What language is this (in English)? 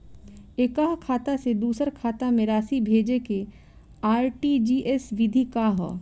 Bhojpuri